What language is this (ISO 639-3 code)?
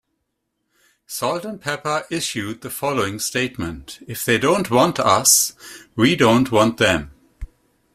eng